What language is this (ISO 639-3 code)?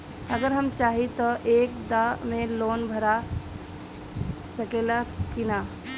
bho